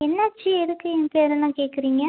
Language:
Tamil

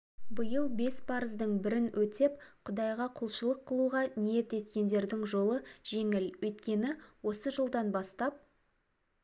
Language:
Kazakh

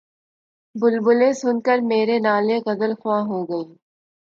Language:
Urdu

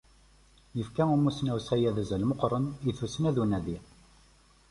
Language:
Kabyle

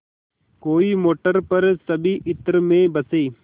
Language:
Hindi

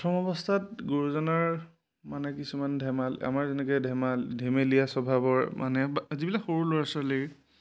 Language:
Assamese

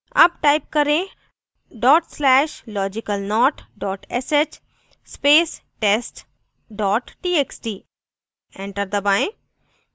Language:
Hindi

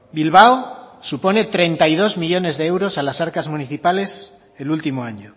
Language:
Spanish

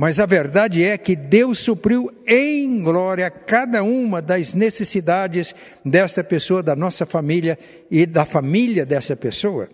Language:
Portuguese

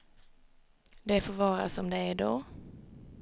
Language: Swedish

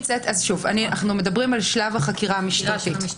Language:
Hebrew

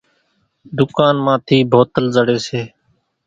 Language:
Kachi Koli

